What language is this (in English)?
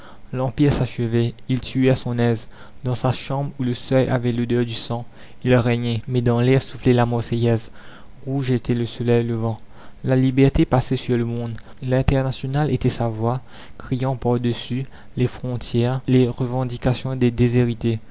French